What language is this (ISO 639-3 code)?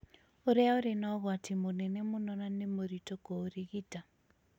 kik